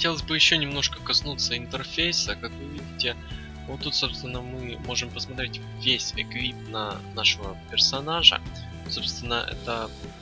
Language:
Russian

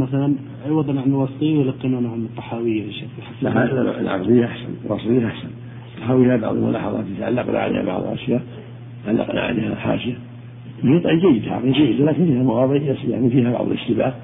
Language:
Arabic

